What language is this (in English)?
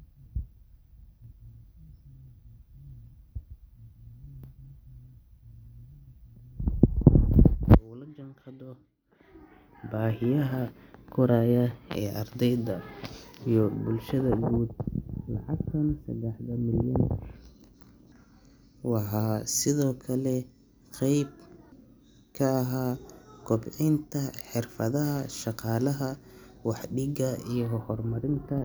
Somali